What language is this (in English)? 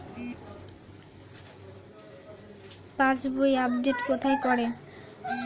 Bangla